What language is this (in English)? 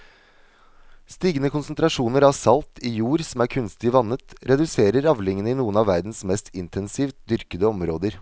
Norwegian